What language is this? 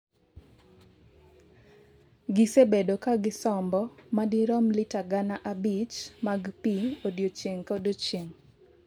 Luo (Kenya and Tanzania)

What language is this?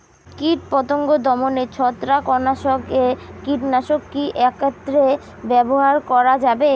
Bangla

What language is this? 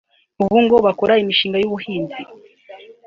Kinyarwanda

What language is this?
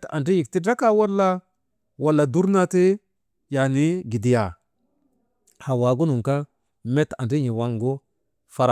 Maba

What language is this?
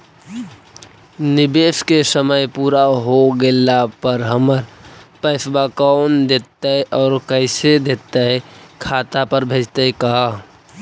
Magahi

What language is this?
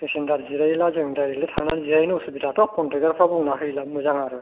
Bodo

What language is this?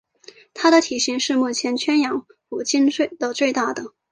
Chinese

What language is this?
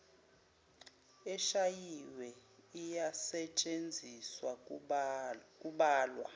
Zulu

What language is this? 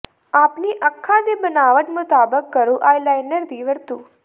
Punjabi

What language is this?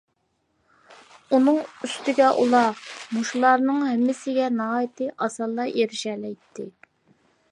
Uyghur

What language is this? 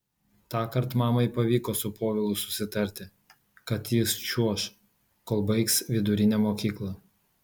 Lithuanian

